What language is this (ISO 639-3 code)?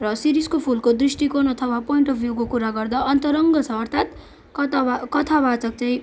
nep